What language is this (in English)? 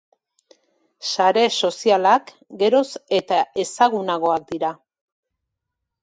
Basque